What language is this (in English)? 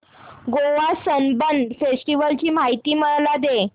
Marathi